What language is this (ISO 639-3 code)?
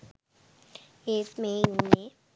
sin